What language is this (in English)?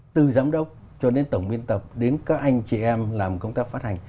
Vietnamese